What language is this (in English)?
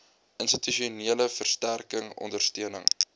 Afrikaans